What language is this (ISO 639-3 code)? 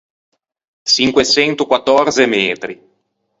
lij